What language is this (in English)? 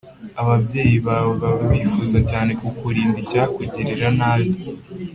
Kinyarwanda